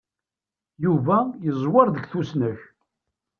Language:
Kabyle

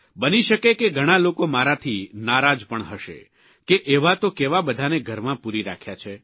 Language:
Gujarati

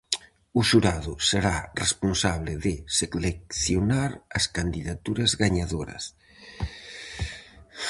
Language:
Galician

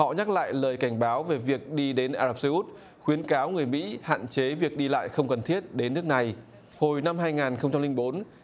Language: Vietnamese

